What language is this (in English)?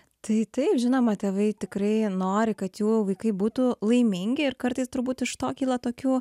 Lithuanian